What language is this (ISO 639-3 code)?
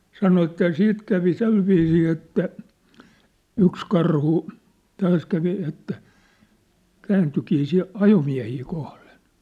fin